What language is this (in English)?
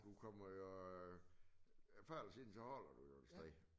Danish